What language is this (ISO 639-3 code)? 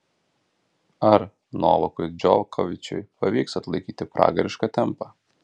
lit